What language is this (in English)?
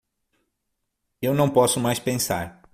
Portuguese